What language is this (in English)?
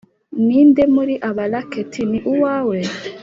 Kinyarwanda